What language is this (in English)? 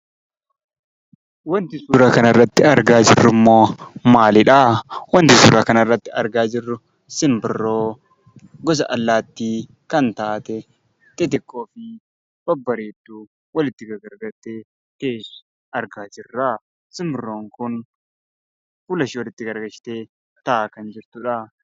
Oromo